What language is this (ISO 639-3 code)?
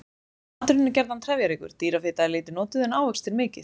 isl